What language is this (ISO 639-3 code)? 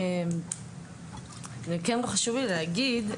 heb